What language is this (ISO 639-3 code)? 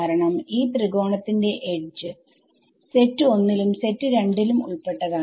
mal